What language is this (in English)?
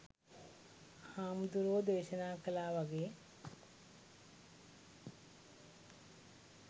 Sinhala